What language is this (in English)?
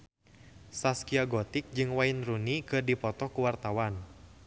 Sundanese